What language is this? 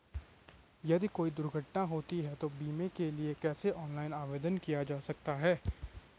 Hindi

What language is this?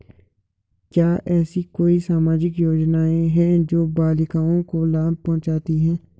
Hindi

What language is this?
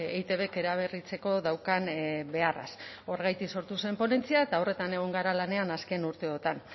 Basque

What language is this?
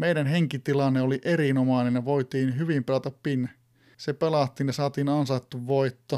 Finnish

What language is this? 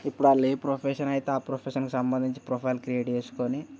Telugu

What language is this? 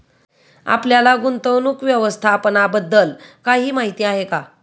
Marathi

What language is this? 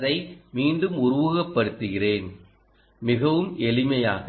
Tamil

